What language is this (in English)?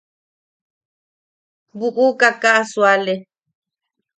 Yaqui